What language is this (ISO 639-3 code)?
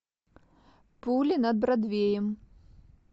rus